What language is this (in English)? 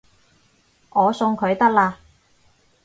Cantonese